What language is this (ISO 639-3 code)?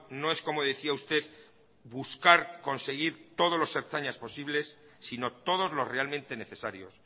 spa